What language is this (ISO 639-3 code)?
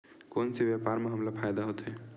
hne